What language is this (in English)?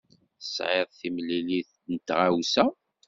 Kabyle